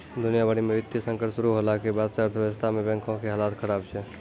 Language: Maithili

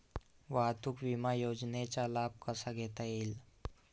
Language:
Marathi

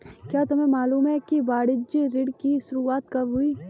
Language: Hindi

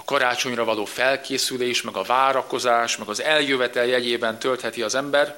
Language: Hungarian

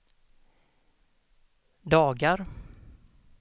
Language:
Swedish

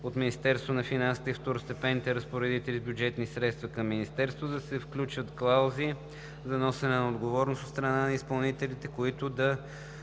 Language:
Bulgarian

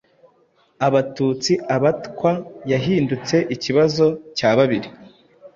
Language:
Kinyarwanda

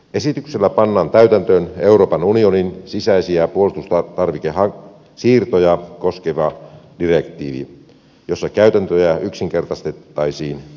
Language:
Finnish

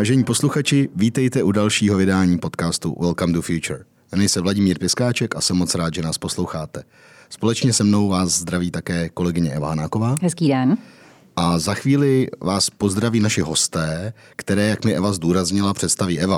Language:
Czech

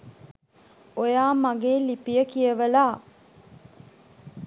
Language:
Sinhala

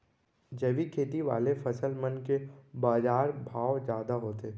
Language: Chhattisgarhi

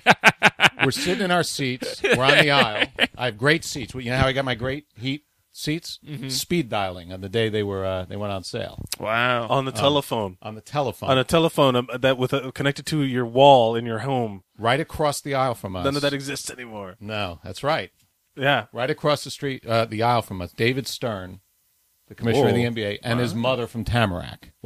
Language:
English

